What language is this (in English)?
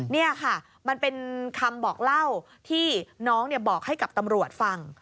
Thai